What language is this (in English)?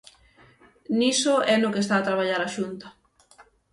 Galician